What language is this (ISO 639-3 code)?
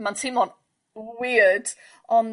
cym